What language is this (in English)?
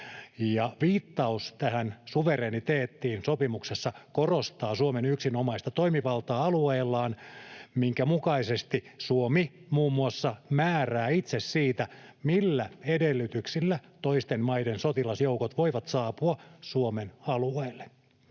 Finnish